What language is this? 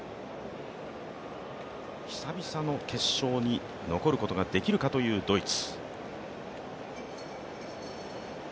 Japanese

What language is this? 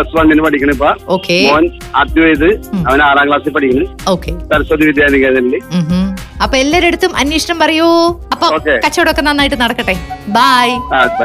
Malayalam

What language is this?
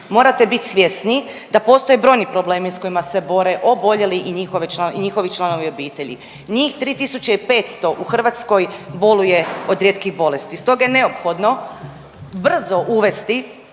Croatian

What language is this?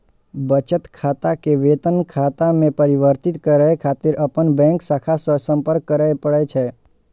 Maithili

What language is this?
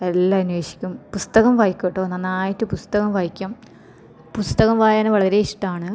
Malayalam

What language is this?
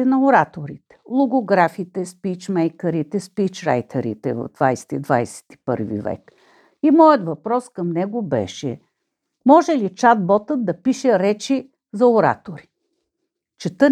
Bulgarian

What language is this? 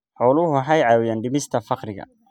Somali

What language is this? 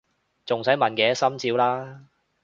Cantonese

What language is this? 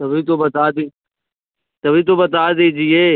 Hindi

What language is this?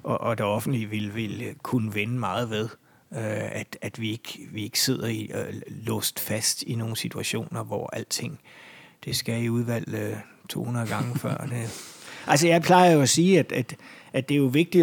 Danish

